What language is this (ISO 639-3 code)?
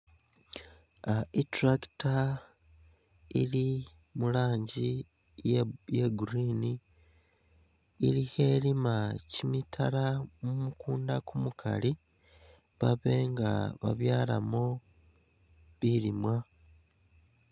myx